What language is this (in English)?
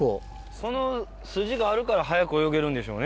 Japanese